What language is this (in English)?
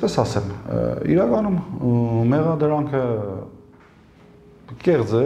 Turkish